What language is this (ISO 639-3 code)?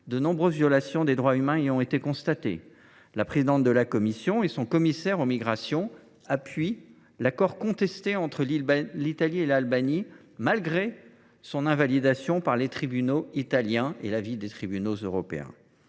fra